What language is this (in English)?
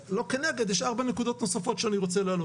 Hebrew